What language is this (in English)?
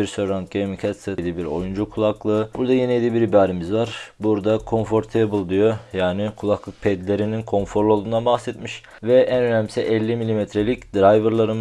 Turkish